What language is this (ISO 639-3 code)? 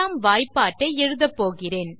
tam